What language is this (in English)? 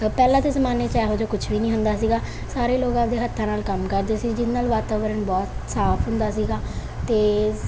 Punjabi